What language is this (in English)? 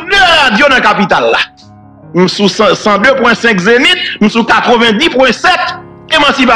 French